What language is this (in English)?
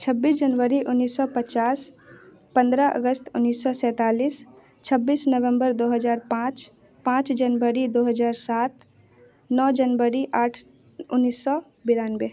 Hindi